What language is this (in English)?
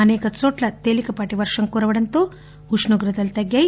Telugu